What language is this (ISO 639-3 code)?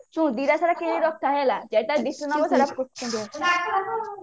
ori